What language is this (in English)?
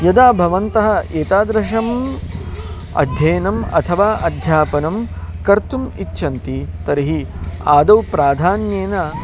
Sanskrit